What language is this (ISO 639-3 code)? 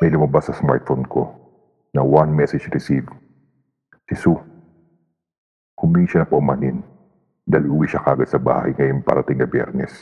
fil